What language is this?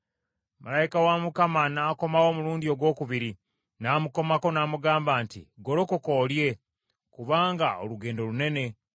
Ganda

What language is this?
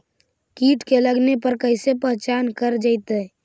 Magahi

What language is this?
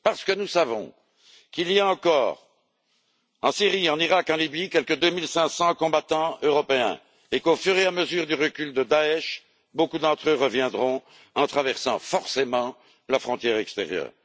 French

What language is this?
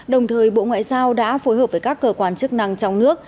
Vietnamese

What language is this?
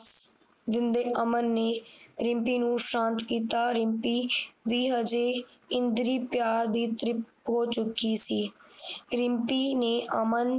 Punjabi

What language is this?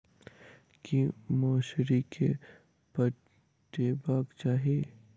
Maithili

